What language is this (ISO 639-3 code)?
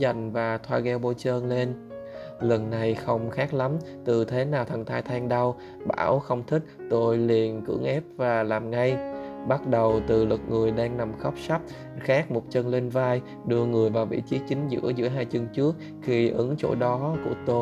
vie